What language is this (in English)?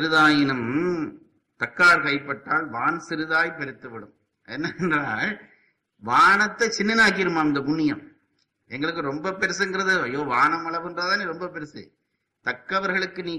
Tamil